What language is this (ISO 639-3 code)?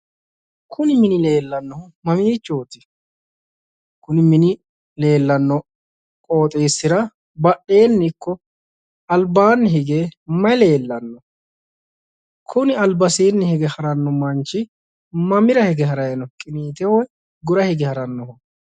sid